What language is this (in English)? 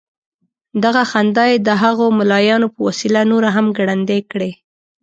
Pashto